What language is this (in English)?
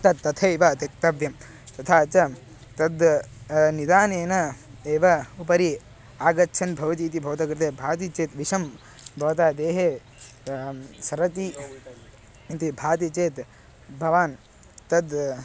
Sanskrit